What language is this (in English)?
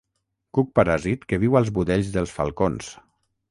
Catalan